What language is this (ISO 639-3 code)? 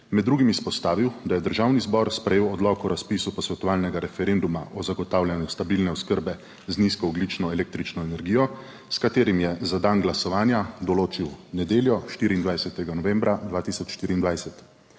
slv